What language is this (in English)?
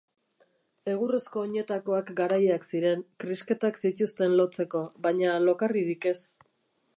Basque